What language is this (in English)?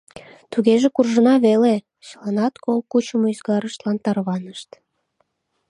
Mari